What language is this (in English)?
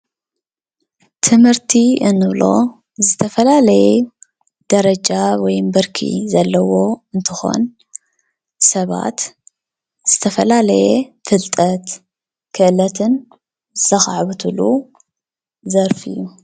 Tigrinya